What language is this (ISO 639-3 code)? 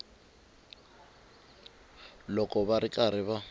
tso